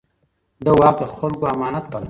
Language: Pashto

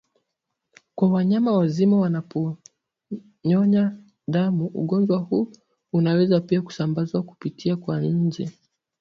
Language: Swahili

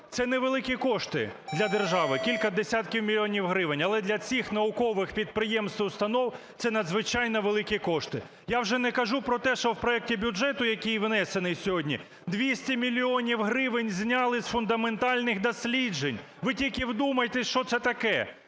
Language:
Ukrainian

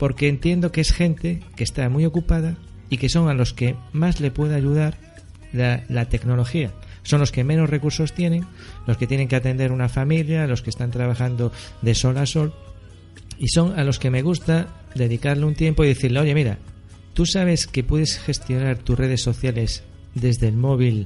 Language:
Spanish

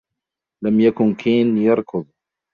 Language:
Arabic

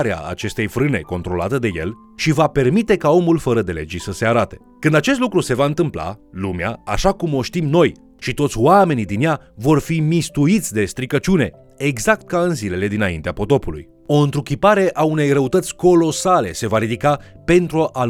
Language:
Romanian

